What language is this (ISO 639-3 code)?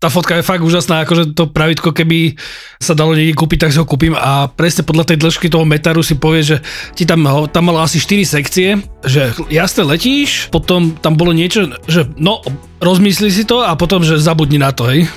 slk